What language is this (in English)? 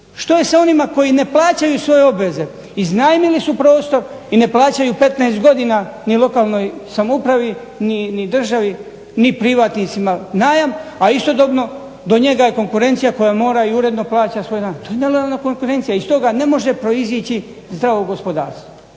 Croatian